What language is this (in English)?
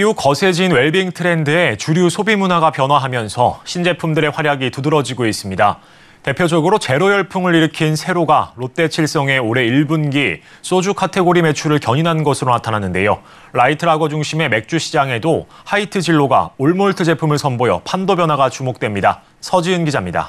Korean